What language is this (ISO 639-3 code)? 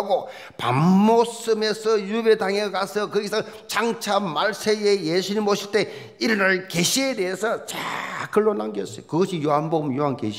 kor